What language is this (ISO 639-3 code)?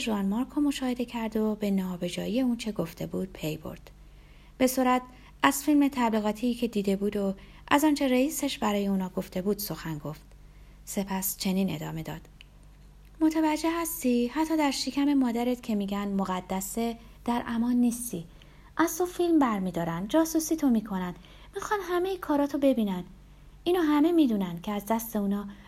fas